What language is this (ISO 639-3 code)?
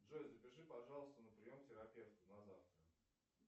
rus